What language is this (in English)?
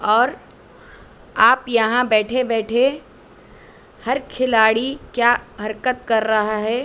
Urdu